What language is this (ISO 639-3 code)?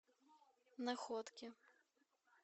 rus